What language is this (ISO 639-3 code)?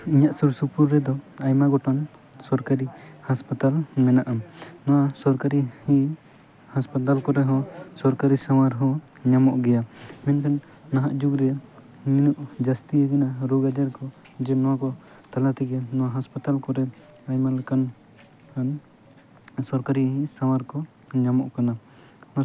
sat